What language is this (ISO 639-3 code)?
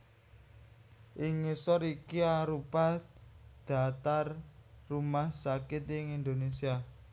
jav